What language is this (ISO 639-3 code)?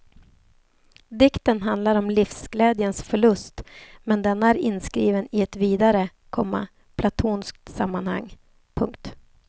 swe